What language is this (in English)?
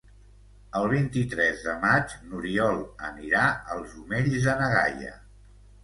Catalan